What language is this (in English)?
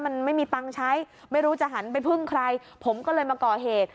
Thai